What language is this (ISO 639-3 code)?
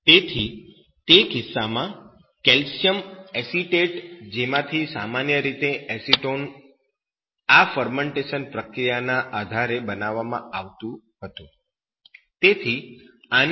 guj